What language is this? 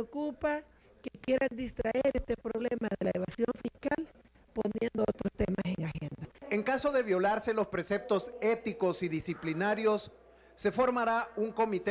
Spanish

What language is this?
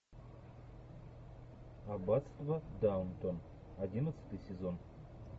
Russian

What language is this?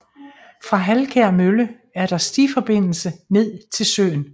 Danish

